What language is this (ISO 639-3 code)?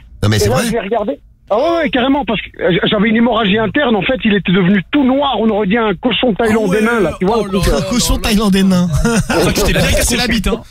fra